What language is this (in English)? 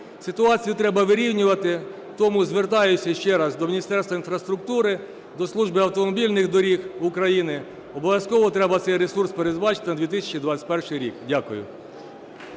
Ukrainian